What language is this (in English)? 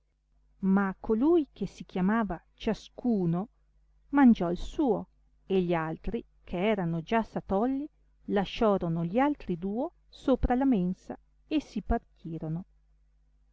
Italian